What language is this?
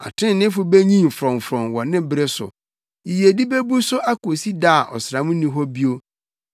Akan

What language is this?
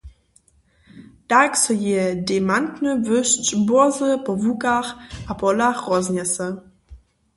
Upper Sorbian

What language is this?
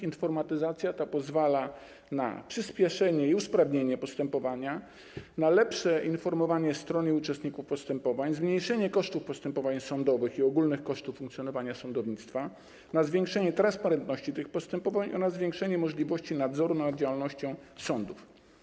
Polish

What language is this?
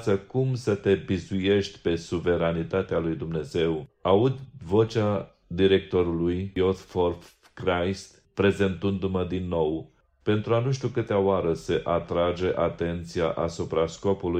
Romanian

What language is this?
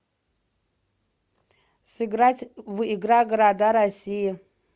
Russian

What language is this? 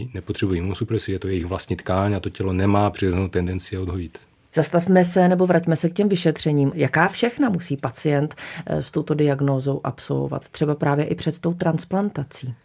Czech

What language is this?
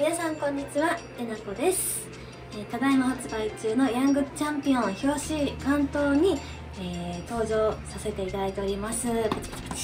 Japanese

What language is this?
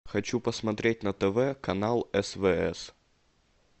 Russian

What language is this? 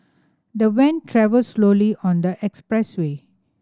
English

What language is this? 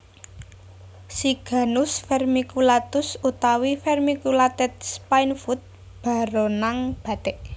Javanese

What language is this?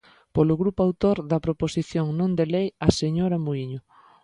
Galician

